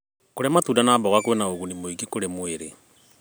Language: Kikuyu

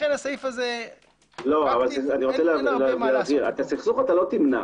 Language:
Hebrew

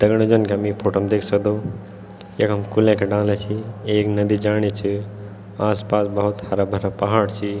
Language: Garhwali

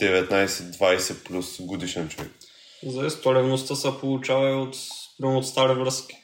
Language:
Bulgarian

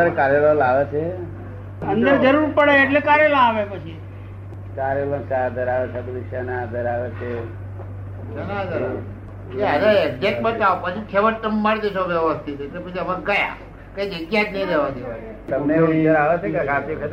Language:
Gujarati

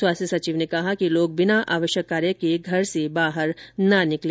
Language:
Hindi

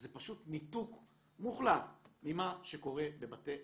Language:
Hebrew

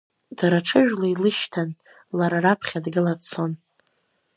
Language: Abkhazian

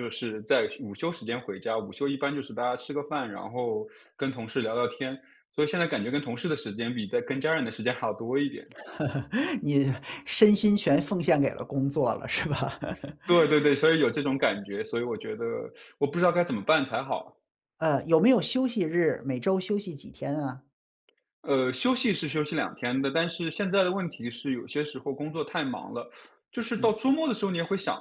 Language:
Chinese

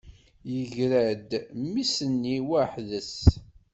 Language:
Kabyle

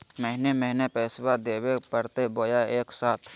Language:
Magahi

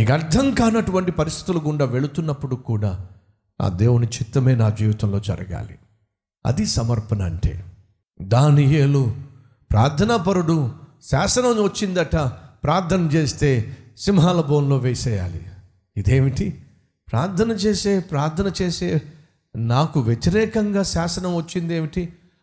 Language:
Telugu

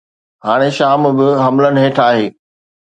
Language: Sindhi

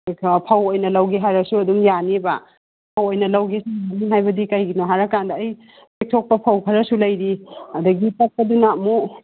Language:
Manipuri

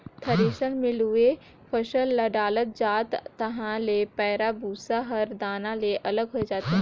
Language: Chhattisgarhi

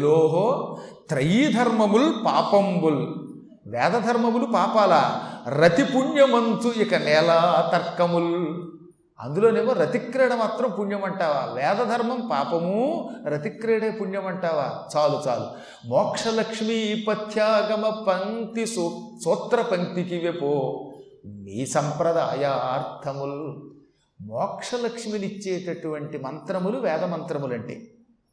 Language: Telugu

